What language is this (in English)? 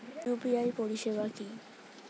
Bangla